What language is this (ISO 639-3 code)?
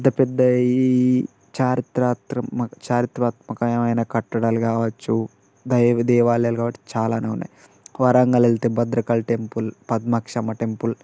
tel